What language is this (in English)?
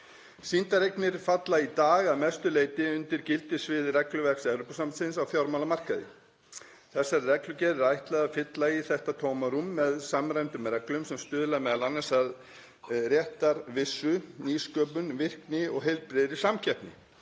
Icelandic